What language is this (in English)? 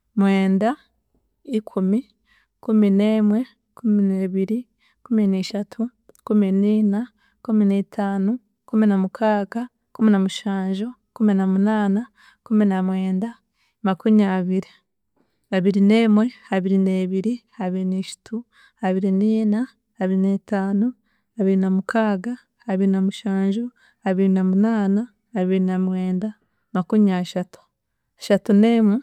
Chiga